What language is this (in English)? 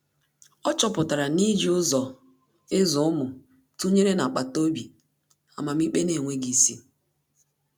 Igbo